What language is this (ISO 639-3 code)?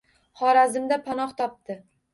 uzb